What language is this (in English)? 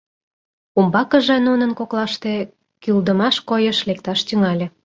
Mari